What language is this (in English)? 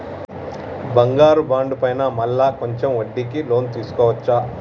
Telugu